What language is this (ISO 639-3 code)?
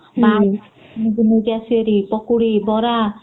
ori